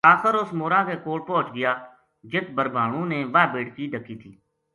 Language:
Gujari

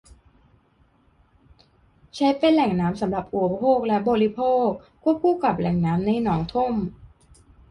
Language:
Thai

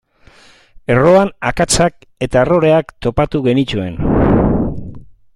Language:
Basque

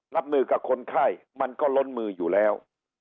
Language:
Thai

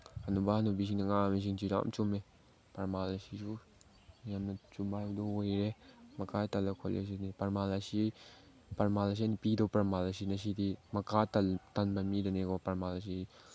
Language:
Manipuri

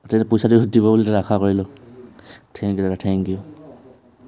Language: Assamese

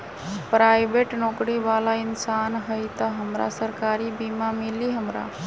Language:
Magahi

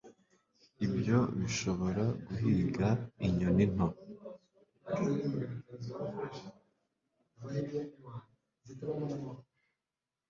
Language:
Kinyarwanda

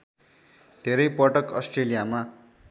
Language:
Nepali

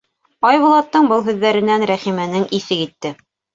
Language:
Bashkir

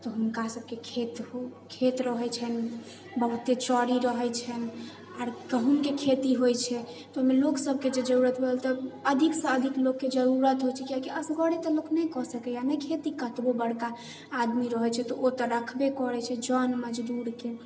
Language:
Maithili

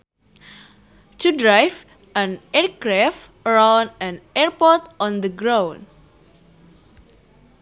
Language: Sundanese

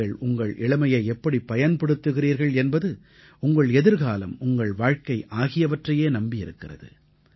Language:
Tamil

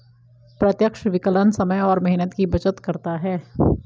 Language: Hindi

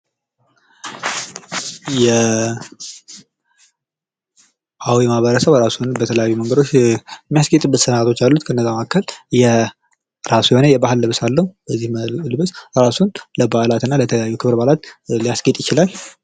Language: Amharic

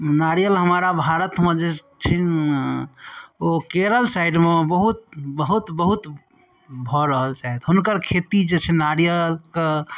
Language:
Maithili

